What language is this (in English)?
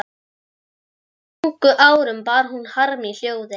Icelandic